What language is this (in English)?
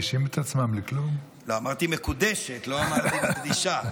Hebrew